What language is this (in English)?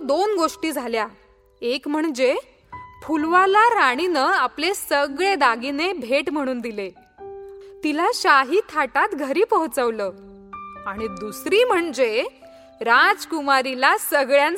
Marathi